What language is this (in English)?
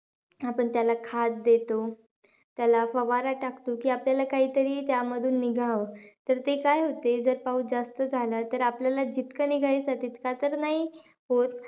Marathi